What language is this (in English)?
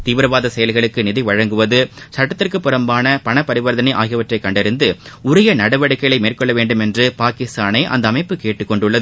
Tamil